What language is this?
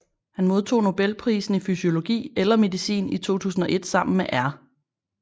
Danish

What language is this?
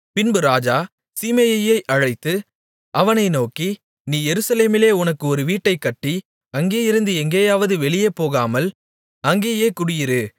Tamil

